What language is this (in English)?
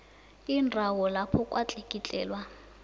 South Ndebele